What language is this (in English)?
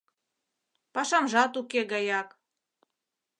Mari